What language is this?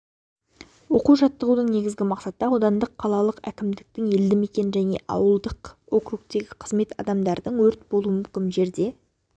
Kazakh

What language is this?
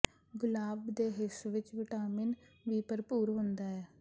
Punjabi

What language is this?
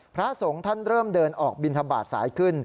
Thai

